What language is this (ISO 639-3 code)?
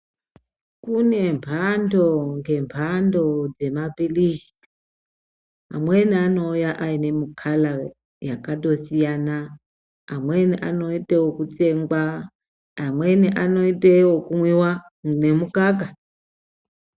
ndc